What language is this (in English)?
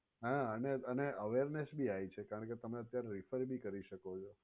Gujarati